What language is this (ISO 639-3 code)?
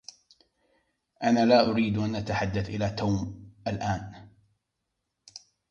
ara